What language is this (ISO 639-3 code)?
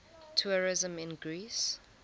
eng